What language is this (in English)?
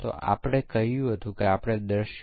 Gujarati